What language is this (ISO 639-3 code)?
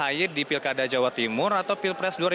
ind